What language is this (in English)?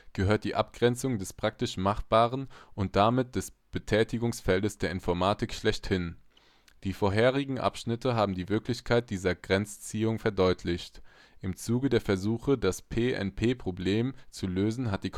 German